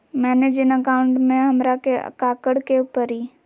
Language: Magahi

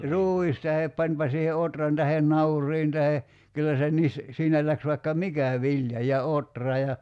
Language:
Finnish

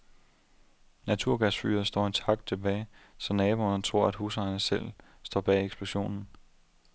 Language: Danish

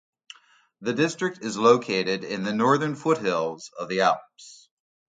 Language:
English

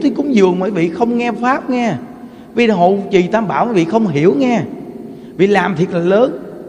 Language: Vietnamese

